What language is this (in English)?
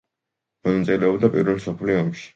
Georgian